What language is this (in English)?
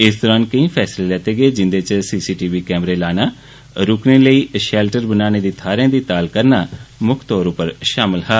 Dogri